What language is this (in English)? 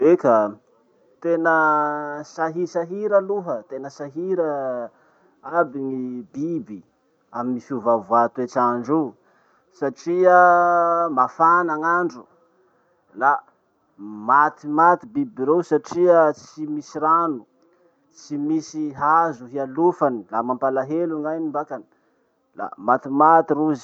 Masikoro Malagasy